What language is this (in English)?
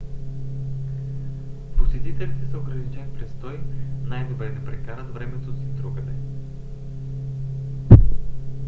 Bulgarian